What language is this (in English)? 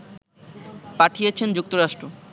Bangla